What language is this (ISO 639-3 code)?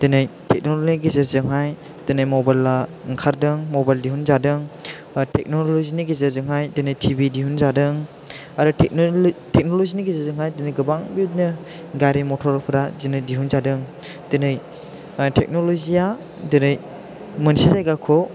brx